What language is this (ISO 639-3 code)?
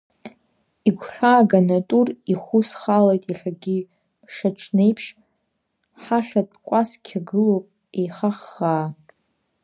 abk